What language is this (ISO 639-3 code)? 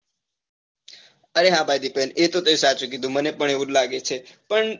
guj